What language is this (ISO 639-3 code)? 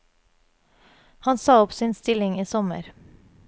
nor